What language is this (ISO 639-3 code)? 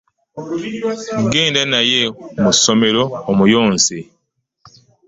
lug